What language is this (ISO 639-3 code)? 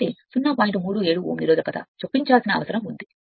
tel